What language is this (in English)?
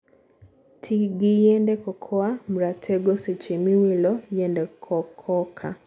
Luo (Kenya and Tanzania)